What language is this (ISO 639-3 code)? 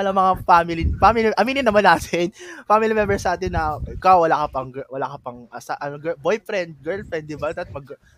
fil